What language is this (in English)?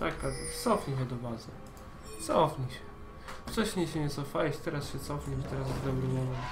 Polish